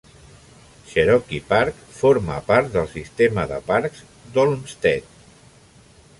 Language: Catalan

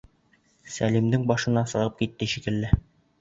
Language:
Bashkir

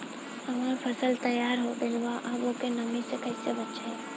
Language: Bhojpuri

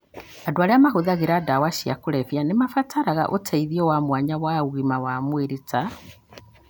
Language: Kikuyu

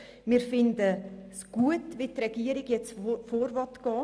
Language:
Swiss German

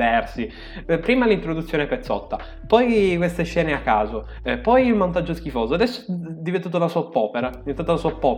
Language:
Italian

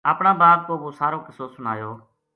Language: Gujari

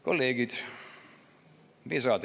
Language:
Estonian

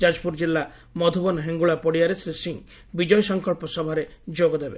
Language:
Odia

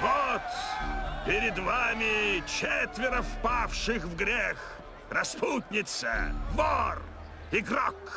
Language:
Russian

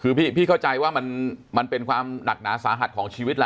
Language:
Thai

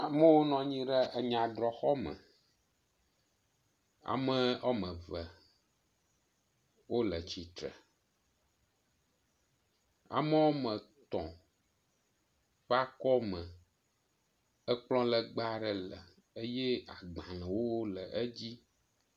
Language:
Ewe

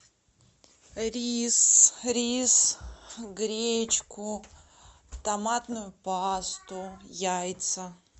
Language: Russian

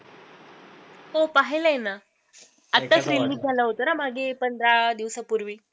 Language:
Marathi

